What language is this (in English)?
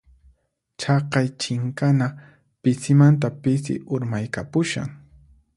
Puno Quechua